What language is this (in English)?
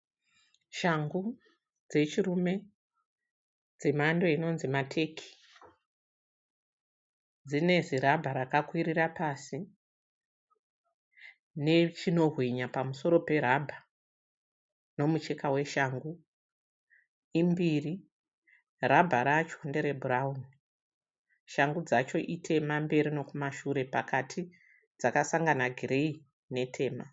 Shona